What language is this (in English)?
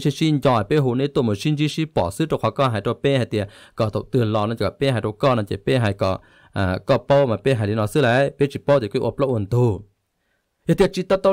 Thai